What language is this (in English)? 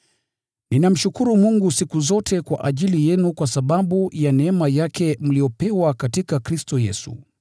Swahili